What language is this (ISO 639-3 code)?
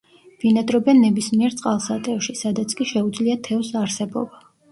kat